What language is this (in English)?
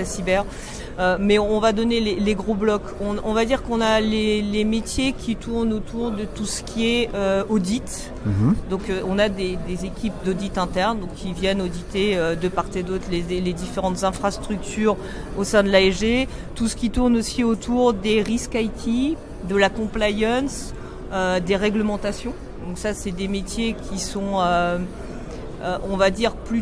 French